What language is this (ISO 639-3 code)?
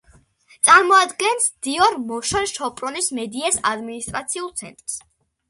kat